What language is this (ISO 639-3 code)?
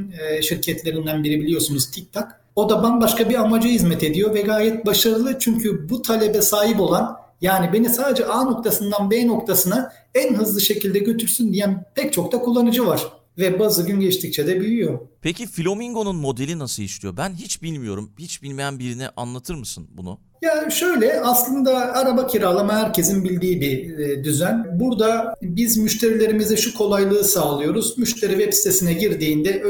tur